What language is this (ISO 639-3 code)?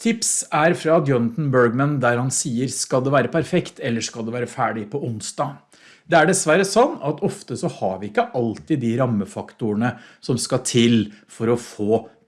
nor